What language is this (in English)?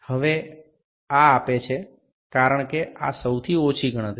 Gujarati